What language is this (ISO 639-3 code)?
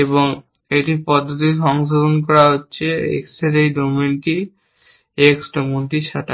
ben